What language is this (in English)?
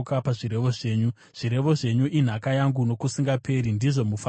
Shona